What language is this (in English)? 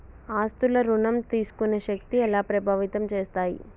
Telugu